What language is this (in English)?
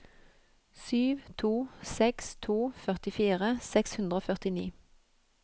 Norwegian